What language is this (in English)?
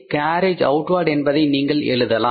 Tamil